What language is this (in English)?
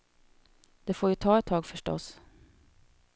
Swedish